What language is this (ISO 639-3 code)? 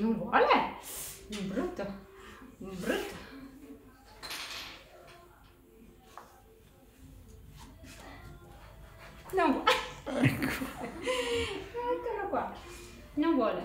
ita